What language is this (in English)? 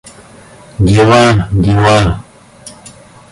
Russian